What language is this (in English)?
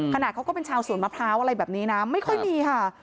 Thai